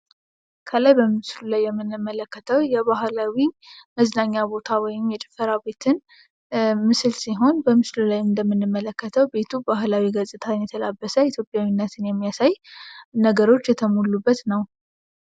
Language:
Amharic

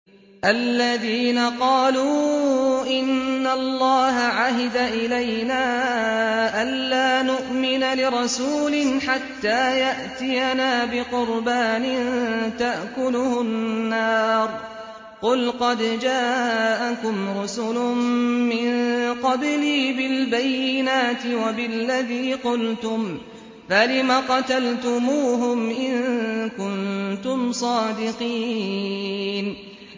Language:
Arabic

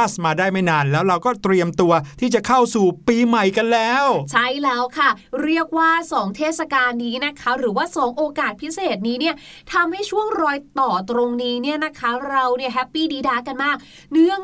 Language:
Thai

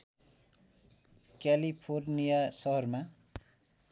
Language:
Nepali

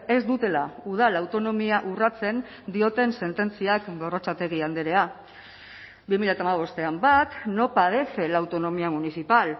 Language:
Basque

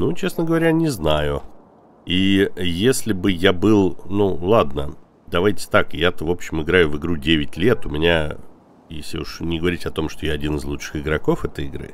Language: Russian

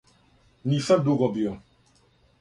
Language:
Serbian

